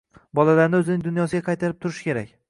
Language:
Uzbek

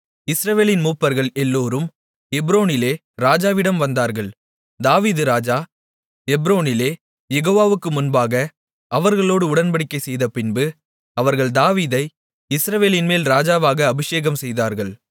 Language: Tamil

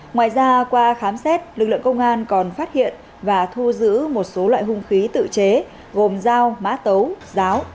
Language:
Vietnamese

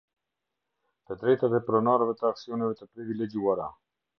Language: Albanian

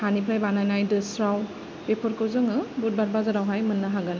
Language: Bodo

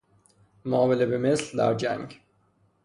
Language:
Persian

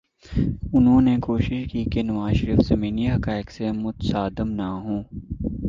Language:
Urdu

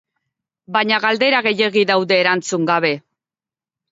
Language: Basque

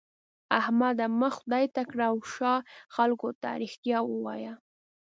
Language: Pashto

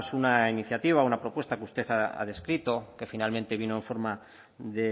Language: Spanish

